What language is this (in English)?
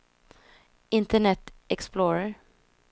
Swedish